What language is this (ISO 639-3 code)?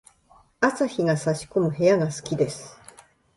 jpn